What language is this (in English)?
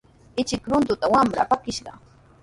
Sihuas Ancash Quechua